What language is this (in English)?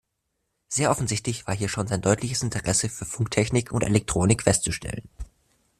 German